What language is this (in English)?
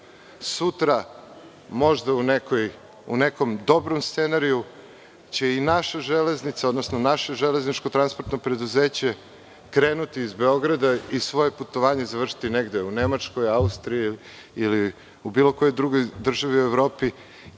Serbian